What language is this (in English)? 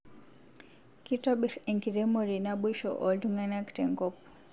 Masai